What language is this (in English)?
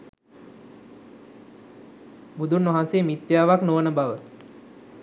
Sinhala